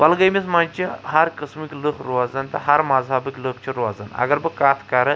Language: Kashmiri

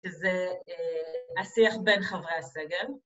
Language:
Hebrew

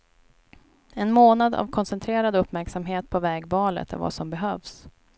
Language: Swedish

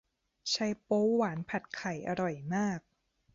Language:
Thai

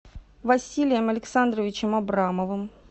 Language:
Russian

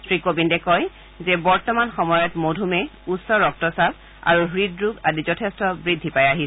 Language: Assamese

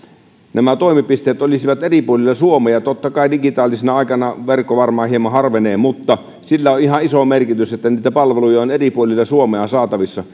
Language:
Finnish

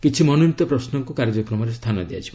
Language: Odia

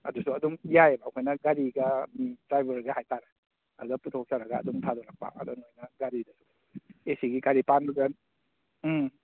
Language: Manipuri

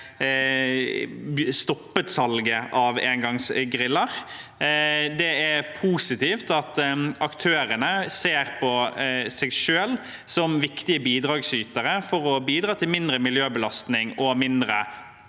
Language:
Norwegian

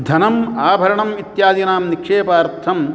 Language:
Sanskrit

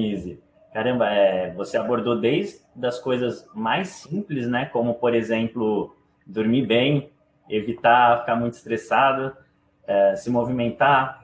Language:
Portuguese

